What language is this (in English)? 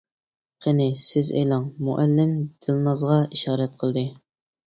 Uyghur